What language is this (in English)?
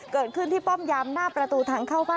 Thai